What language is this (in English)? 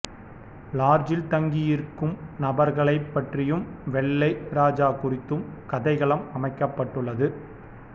Tamil